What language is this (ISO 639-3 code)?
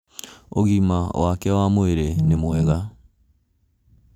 kik